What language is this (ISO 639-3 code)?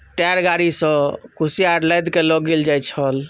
mai